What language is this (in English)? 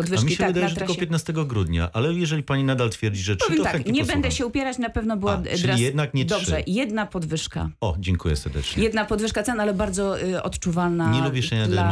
Polish